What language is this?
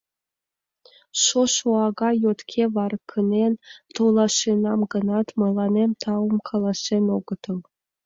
Mari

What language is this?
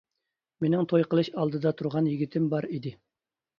Uyghur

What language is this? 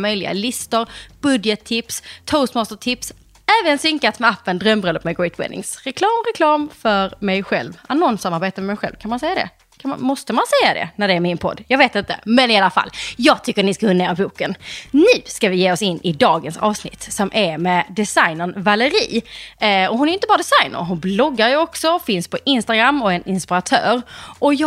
Swedish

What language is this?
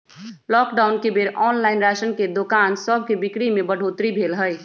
Magahi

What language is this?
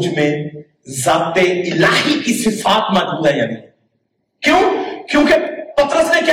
Urdu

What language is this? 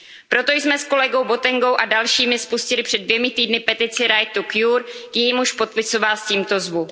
Czech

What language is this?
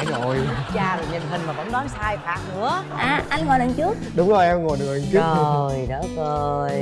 Vietnamese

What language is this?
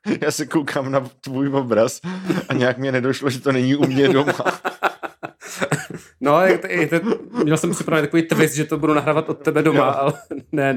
Czech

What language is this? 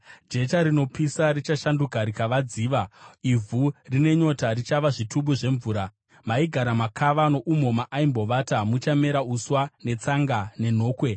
Shona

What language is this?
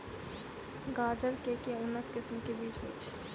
Maithili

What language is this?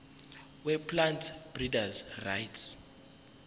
Zulu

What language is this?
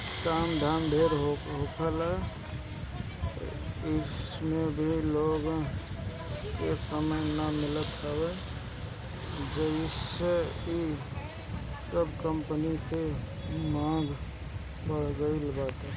Bhojpuri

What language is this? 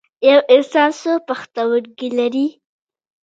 Pashto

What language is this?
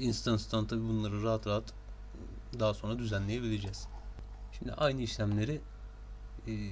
Turkish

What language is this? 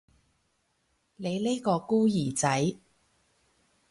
Cantonese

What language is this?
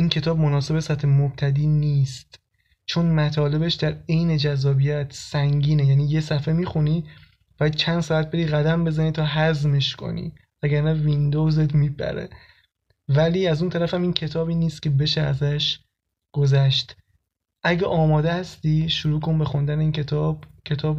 Persian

